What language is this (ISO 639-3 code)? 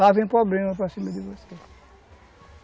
por